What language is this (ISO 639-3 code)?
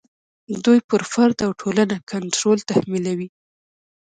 pus